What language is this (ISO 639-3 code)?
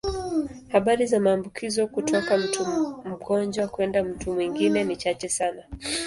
swa